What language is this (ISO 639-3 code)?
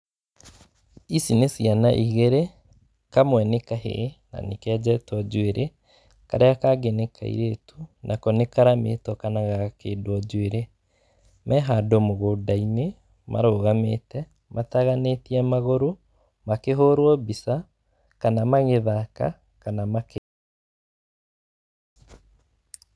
kik